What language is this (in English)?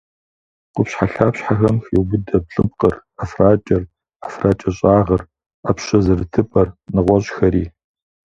Kabardian